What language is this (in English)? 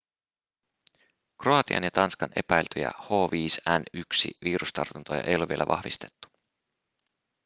Finnish